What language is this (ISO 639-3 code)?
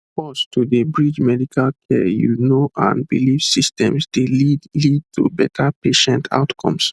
pcm